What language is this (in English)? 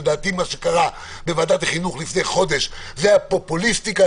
Hebrew